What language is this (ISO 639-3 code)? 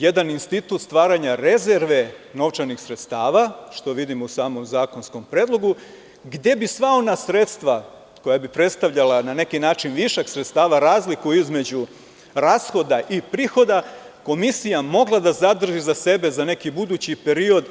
srp